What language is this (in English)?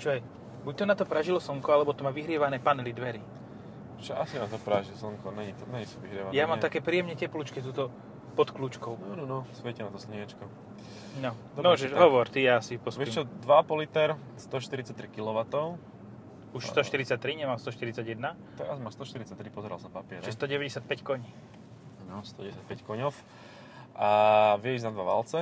Slovak